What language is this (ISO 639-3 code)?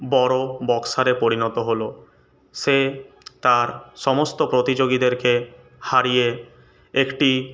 ben